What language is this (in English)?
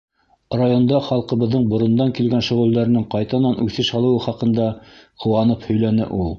Bashkir